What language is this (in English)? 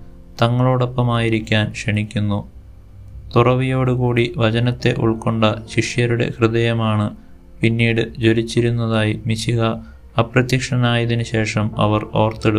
Malayalam